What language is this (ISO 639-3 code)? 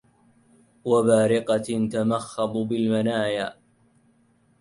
ara